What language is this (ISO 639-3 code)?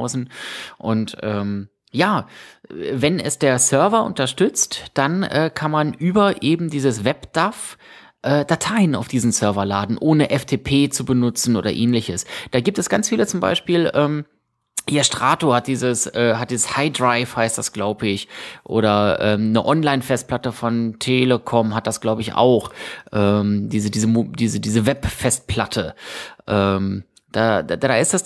deu